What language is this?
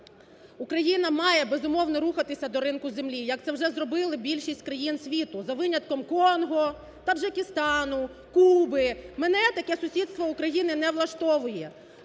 Ukrainian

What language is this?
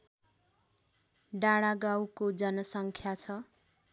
Nepali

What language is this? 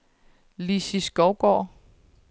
Danish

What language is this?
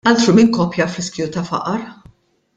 Maltese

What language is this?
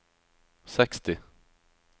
Norwegian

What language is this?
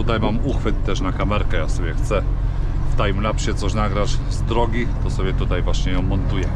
Polish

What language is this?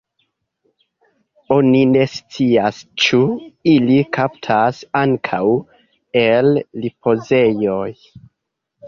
Esperanto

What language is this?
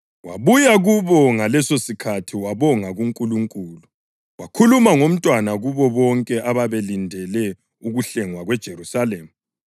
North Ndebele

